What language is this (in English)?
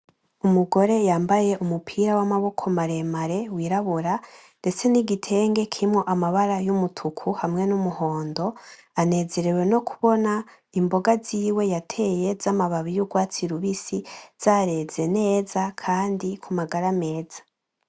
Rundi